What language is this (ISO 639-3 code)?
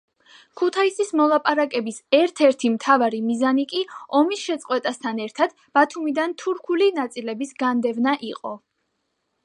kat